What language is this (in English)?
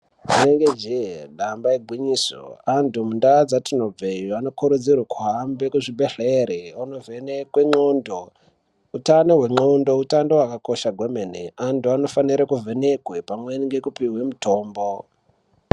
Ndau